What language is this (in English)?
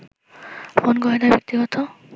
Bangla